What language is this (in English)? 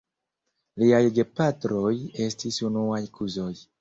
Esperanto